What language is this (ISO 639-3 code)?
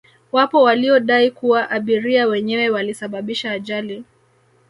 swa